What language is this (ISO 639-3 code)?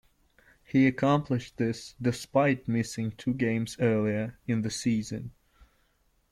eng